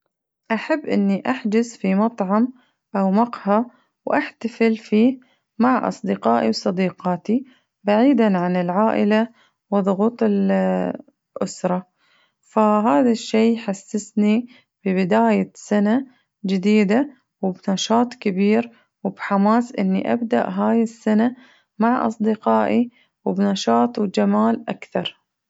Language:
Najdi Arabic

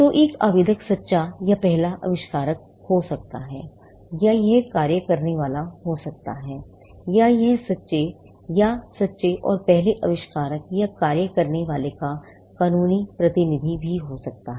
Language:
Hindi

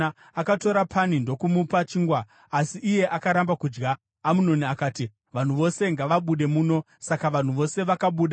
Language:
Shona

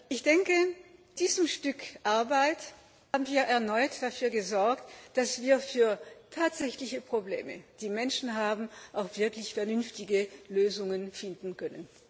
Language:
German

